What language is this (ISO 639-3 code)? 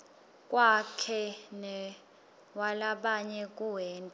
ssw